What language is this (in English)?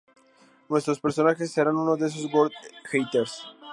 Spanish